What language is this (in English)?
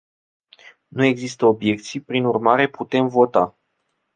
Romanian